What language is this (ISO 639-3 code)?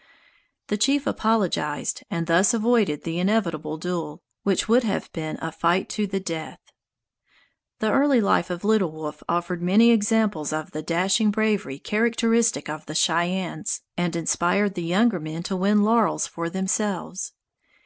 eng